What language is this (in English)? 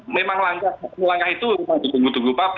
Indonesian